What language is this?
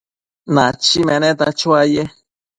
Matsés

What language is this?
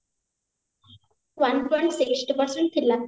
Odia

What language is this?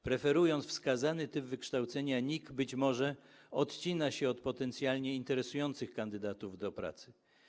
Polish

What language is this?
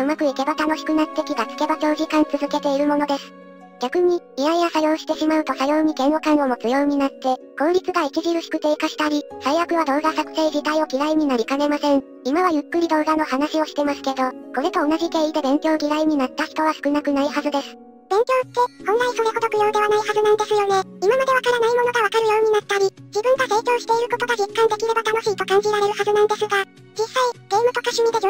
Japanese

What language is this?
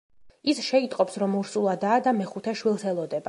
Georgian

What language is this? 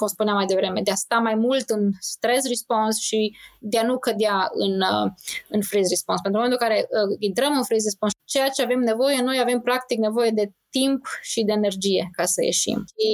Romanian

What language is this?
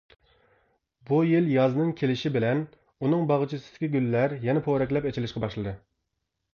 Uyghur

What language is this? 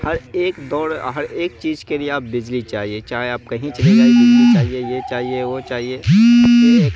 Urdu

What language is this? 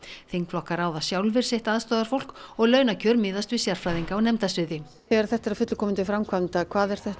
Icelandic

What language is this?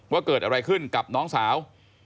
Thai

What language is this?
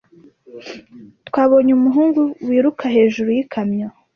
Kinyarwanda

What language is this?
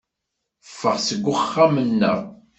Kabyle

